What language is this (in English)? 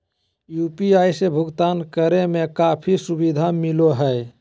Magahi